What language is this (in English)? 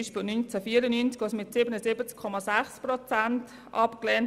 Swiss German